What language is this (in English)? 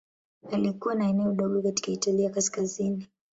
Swahili